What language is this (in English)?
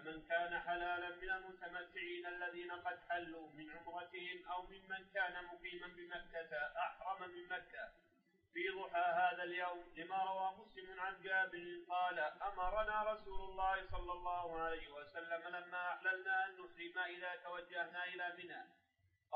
Arabic